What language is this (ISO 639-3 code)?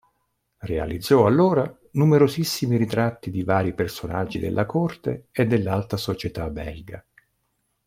ita